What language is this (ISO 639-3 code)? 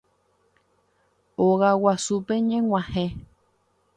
grn